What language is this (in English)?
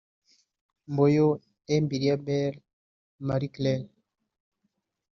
Kinyarwanda